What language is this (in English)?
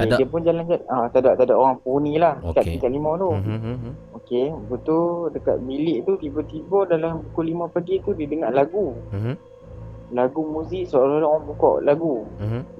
Malay